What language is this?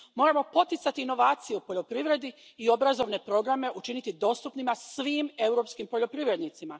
Croatian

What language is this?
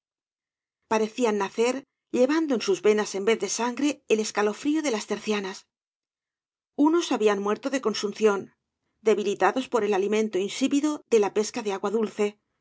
Spanish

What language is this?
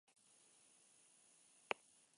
Basque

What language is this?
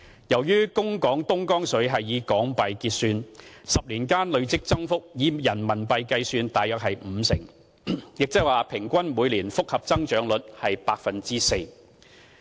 Cantonese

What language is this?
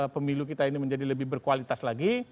Indonesian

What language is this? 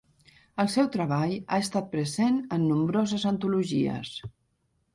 Catalan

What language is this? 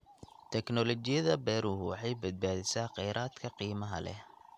Somali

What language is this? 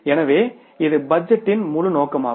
Tamil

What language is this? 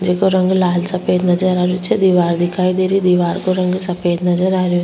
Rajasthani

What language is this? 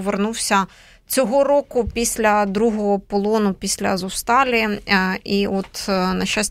Ukrainian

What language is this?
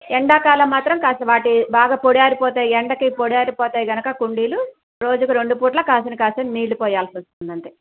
Telugu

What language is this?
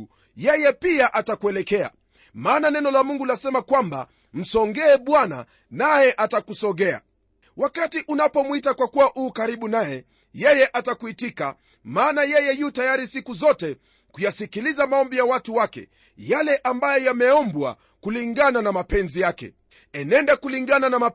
Swahili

